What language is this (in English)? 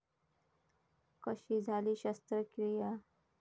Marathi